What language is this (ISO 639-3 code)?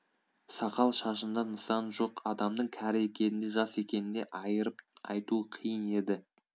kaz